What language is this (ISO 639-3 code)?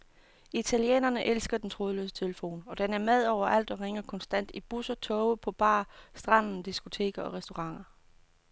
dan